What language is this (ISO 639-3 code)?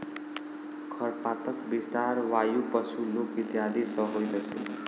mai